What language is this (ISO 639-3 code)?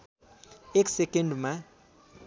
nep